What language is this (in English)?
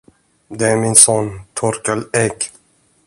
Swedish